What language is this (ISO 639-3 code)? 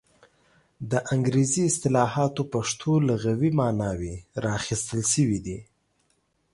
pus